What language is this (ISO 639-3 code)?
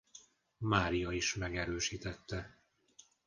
hun